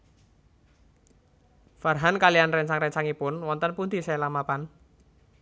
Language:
Javanese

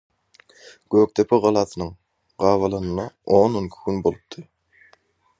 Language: Turkmen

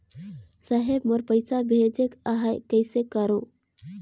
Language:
Chhattisgarhi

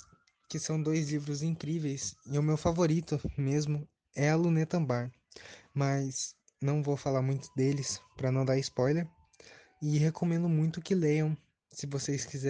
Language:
Portuguese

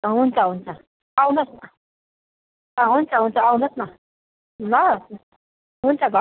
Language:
Nepali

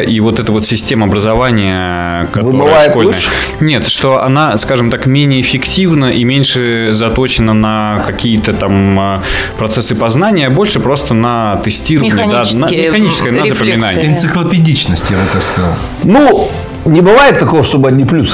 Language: Russian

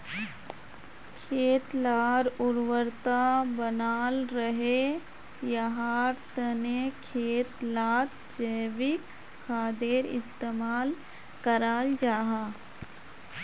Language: Magahi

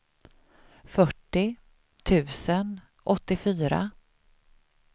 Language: Swedish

